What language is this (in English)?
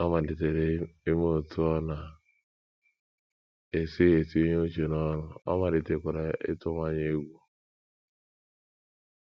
Igbo